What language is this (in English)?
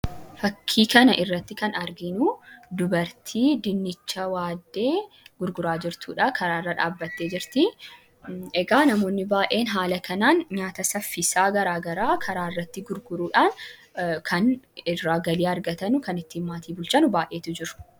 Oromo